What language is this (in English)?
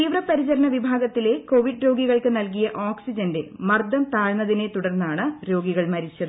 Malayalam